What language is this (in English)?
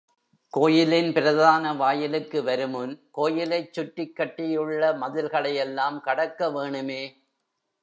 Tamil